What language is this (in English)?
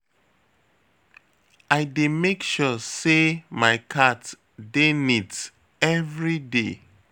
Nigerian Pidgin